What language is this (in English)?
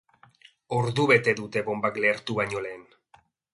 Basque